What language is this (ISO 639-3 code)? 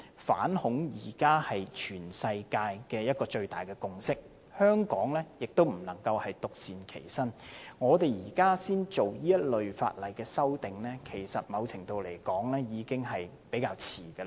yue